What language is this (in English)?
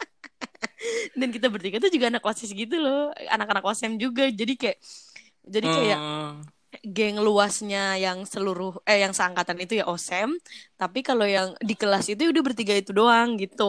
Indonesian